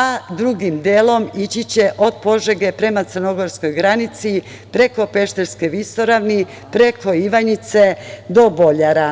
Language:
Serbian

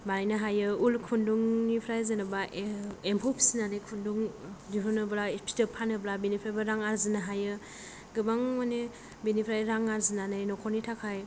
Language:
Bodo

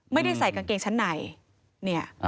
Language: Thai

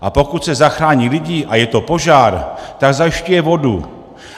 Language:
Czech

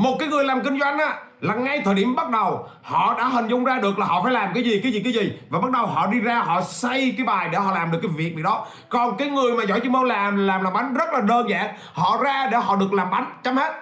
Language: Vietnamese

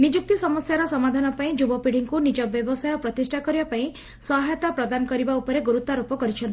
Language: Odia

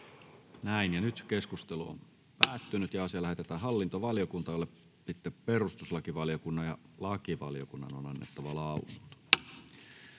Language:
Finnish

